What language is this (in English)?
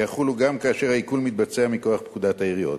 Hebrew